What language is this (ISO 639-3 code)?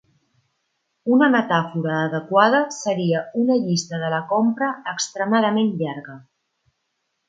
cat